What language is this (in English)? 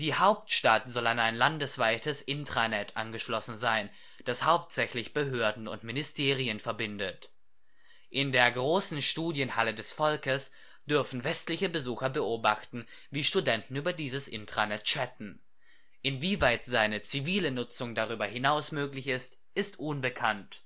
German